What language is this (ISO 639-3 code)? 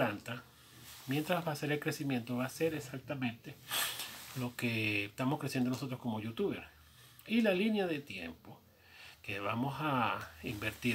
spa